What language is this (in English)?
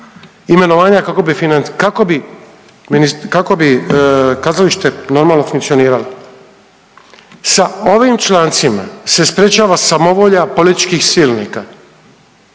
Croatian